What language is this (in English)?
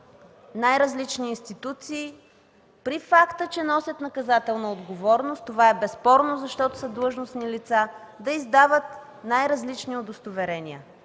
Bulgarian